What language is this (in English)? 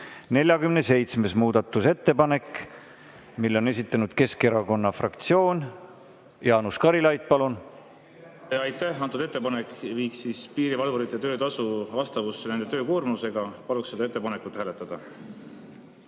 Estonian